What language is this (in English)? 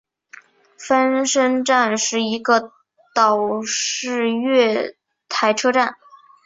Chinese